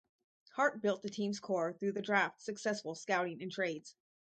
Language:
English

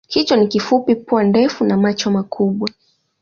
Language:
Swahili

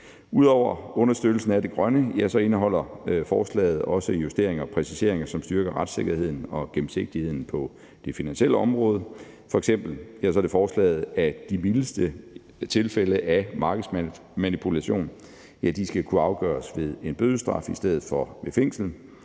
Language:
Danish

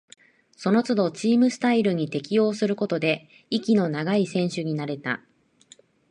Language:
Japanese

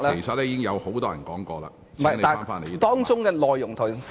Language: Cantonese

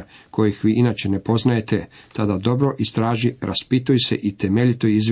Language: Croatian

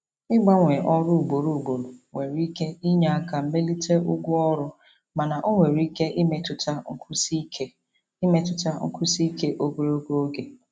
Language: Igbo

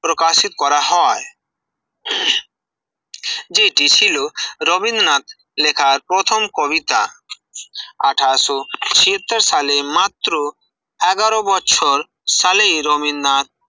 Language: Bangla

